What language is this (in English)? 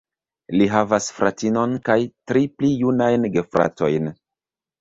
Esperanto